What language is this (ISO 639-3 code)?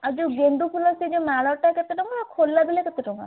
ori